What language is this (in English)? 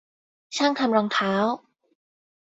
Thai